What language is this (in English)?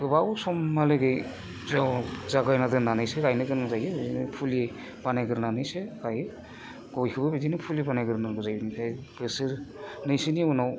Bodo